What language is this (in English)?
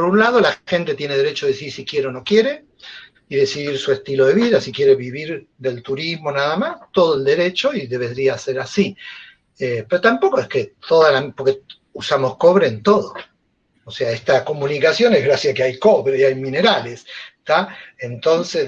Spanish